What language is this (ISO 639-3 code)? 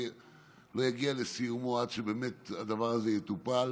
heb